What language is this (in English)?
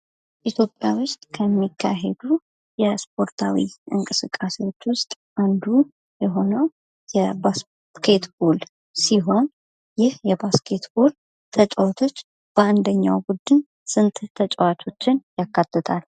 Amharic